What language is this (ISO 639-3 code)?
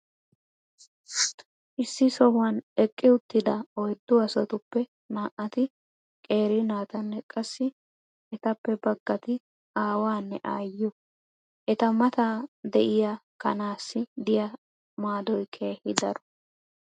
wal